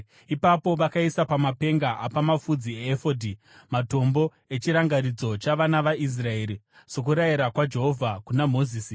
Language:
Shona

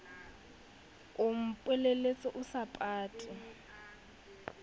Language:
Southern Sotho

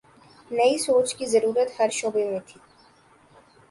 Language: Urdu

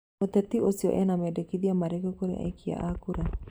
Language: Kikuyu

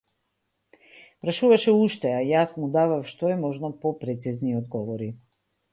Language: Macedonian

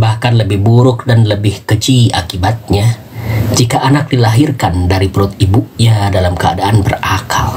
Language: Indonesian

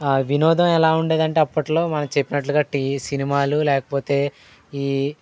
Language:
Telugu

